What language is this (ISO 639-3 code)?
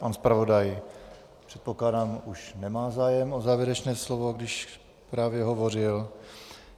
ces